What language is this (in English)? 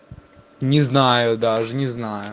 Russian